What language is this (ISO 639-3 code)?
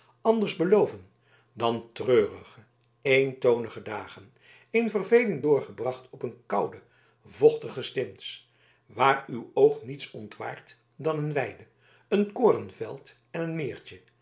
nld